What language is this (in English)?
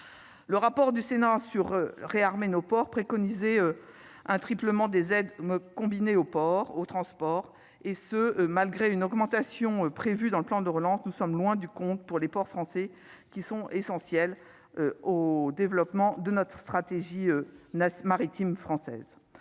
French